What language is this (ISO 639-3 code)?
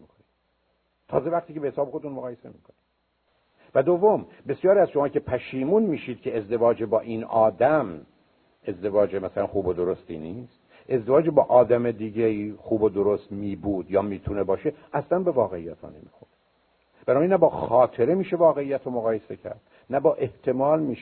fas